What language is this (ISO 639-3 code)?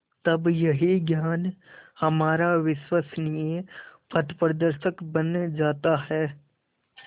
hin